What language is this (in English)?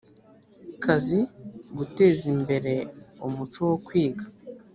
Kinyarwanda